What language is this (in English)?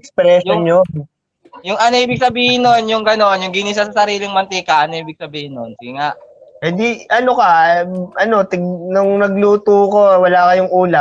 Filipino